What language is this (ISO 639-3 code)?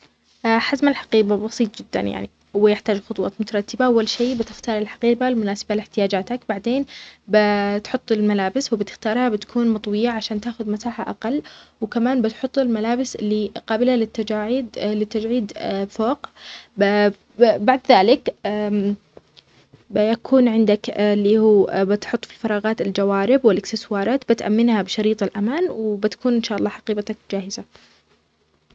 acx